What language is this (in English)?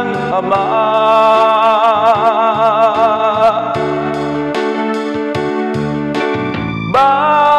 Arabic